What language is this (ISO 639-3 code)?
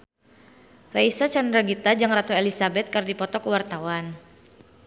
sun